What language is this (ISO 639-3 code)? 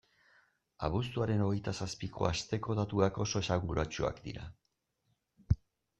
eus